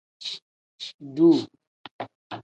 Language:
Tem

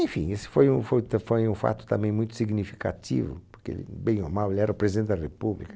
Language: Portuguese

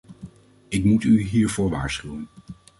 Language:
Dutch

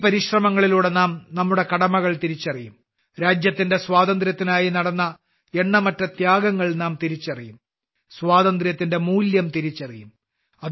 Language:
Malayalam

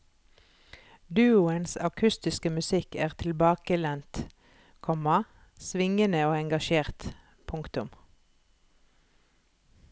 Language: Norwegian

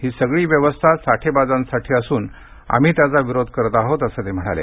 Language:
Marathi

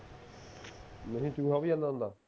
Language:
Punjabi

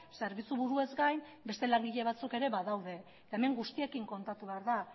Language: Basque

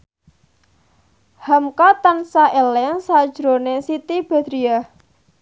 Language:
Javanese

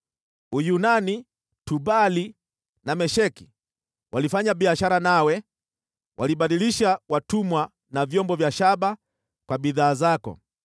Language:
Swahili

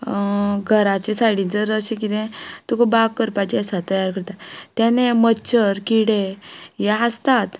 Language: Konkani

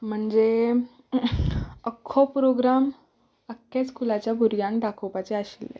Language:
Konkani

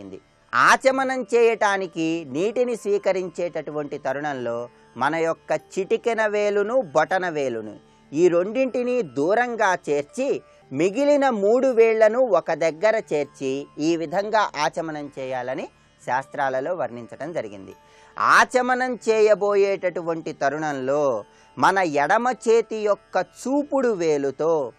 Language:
Romanian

